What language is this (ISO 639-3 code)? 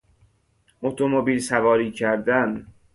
fas